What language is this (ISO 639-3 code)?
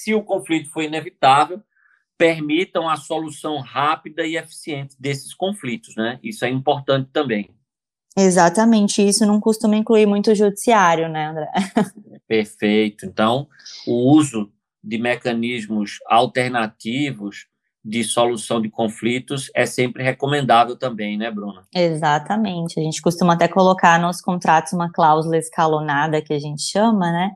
por